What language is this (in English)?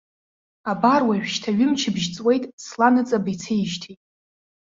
Abkhazian